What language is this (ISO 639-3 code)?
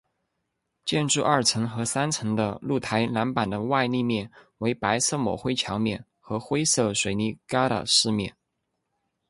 zho